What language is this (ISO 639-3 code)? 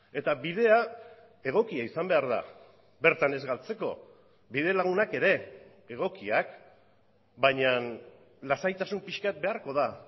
eus